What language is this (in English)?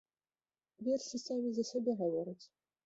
Belarusian